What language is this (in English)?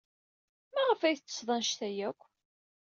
Kabyle